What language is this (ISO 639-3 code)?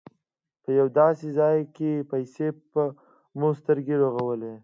pus